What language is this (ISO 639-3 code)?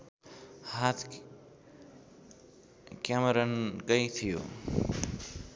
nep